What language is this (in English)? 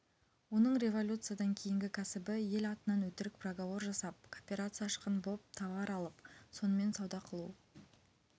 Kazakh